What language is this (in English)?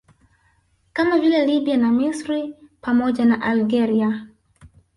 Swahili